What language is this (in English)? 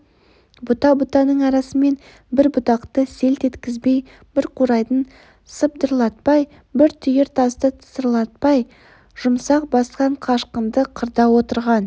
Kazakh